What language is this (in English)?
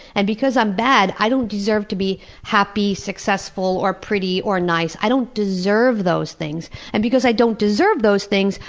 English